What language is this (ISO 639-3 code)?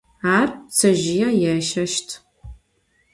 ady